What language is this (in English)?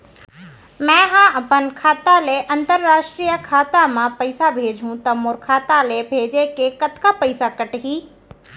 Chhattisgarhi